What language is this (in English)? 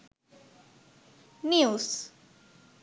Sinhala